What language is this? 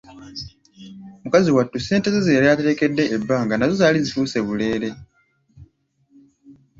Ganda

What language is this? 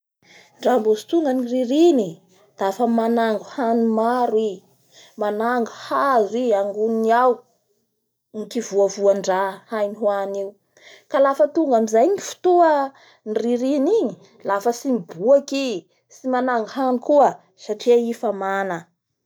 Bara Malagasy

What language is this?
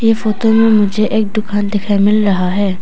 Hindi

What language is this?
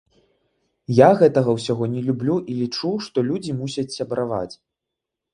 Belarusian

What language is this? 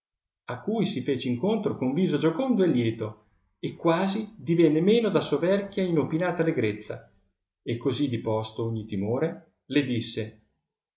Italian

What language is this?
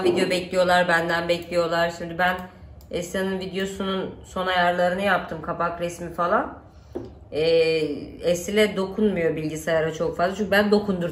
Turkish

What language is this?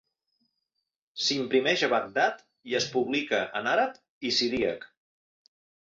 Catalan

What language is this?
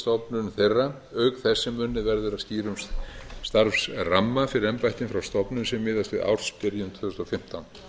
Icelandic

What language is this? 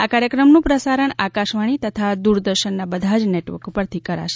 Gujarati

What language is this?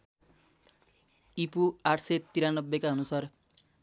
Nepali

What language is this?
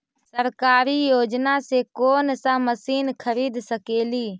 Magahi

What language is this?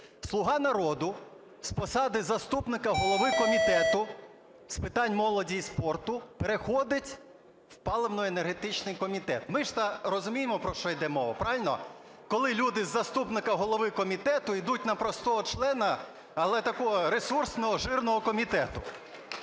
Ukrainian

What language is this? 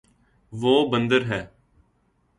Urdu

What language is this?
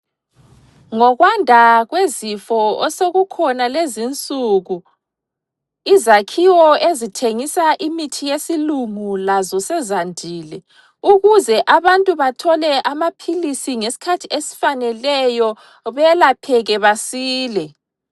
North Ndebele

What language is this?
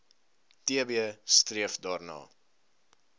Afrikaans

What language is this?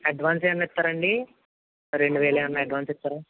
Telugu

